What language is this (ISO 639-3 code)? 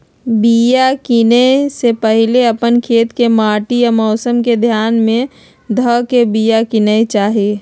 mag